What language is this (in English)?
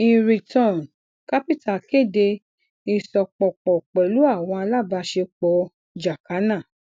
Yoruba